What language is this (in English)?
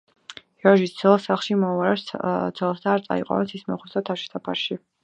Georgian